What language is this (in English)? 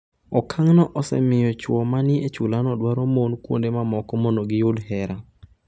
Luo (Kenya and Tanzania)